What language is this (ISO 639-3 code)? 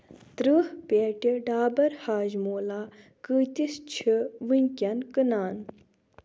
kas